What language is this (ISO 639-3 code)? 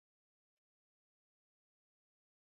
swa